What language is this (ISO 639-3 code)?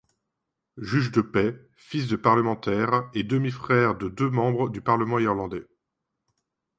fra